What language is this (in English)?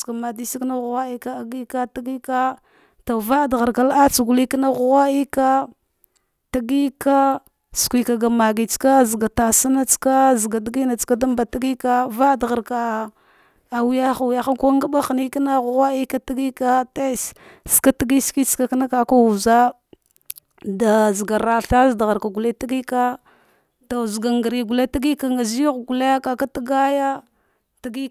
Dghwede